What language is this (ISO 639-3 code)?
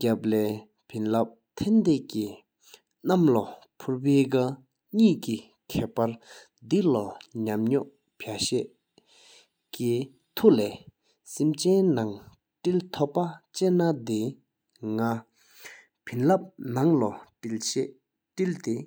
sip